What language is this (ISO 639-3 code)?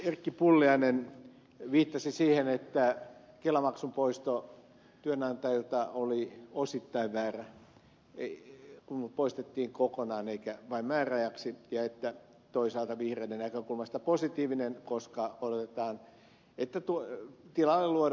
fin